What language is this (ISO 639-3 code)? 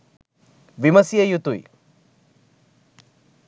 sin